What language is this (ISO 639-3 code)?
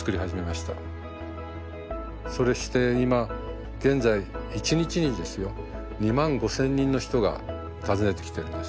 jpn